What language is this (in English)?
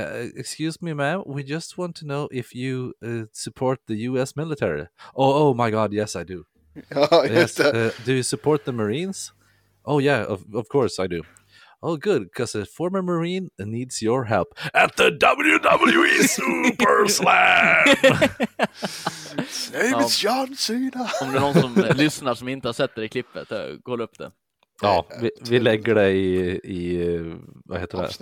Swedish